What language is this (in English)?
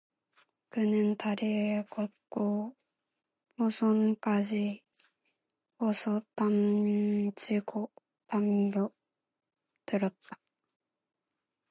Korean